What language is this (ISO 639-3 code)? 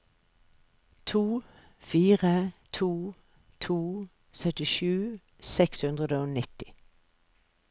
nor